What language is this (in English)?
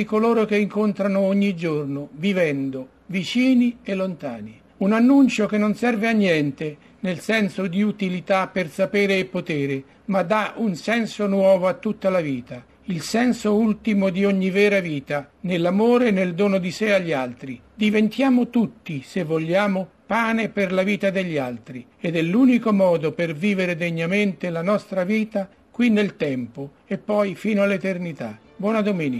Italian